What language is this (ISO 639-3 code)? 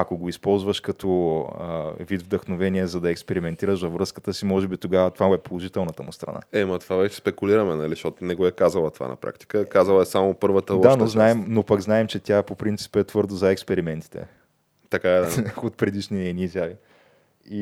bul